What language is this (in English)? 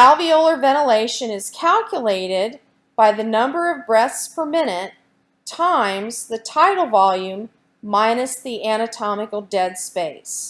English